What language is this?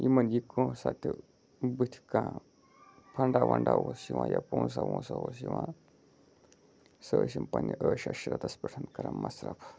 Kashmiri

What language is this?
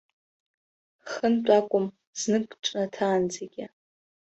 Abkhazian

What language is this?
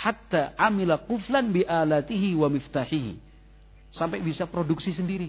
Indonesian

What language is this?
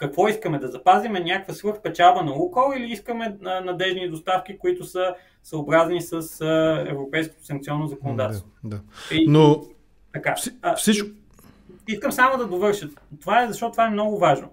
Bulgarian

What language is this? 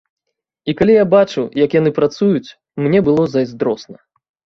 Belarusian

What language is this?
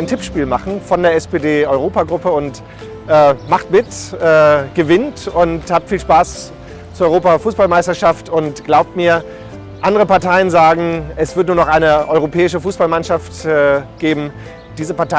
German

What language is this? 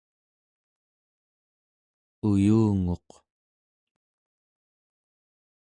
Central Yupik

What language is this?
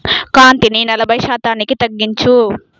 Telugu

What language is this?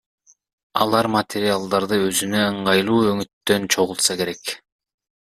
Kyrgyz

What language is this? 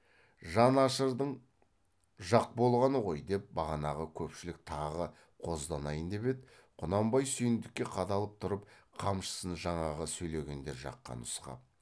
Kazakh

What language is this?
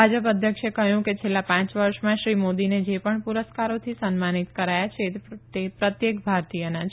Gujarati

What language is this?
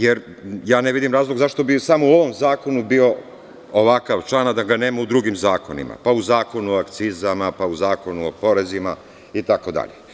Serbian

